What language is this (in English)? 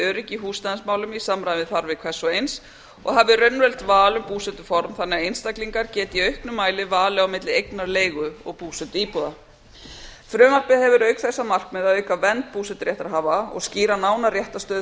Icelandic